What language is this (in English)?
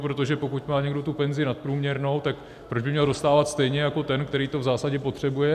Czech